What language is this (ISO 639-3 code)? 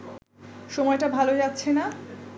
ben